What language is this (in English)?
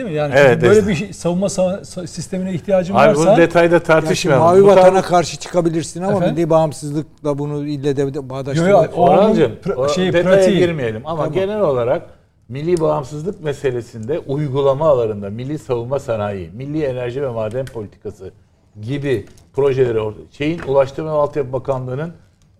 Turkish